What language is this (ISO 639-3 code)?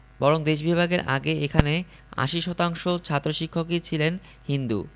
ben